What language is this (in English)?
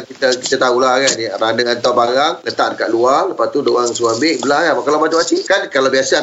Malay